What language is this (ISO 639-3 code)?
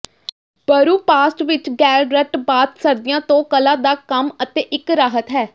pan